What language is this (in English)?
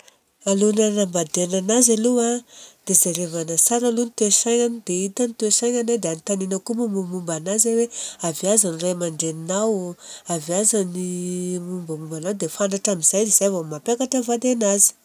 Southern Betsimisaraka Malagasy